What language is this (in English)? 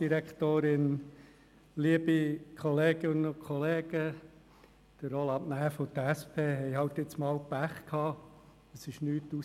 Swiss German